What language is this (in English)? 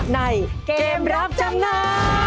Thai